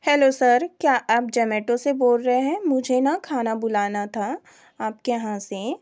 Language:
Hindi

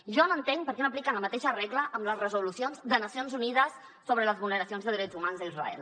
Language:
Catalan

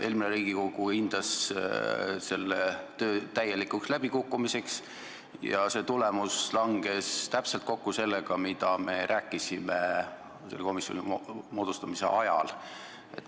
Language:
Estonian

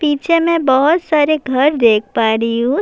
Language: Urdu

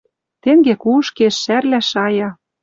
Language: Western Mari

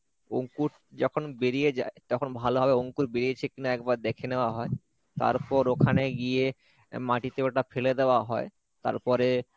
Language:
Bangla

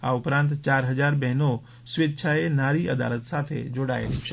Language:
Gujarati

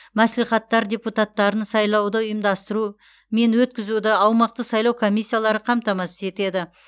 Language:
Kazakh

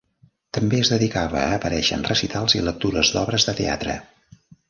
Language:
Catalan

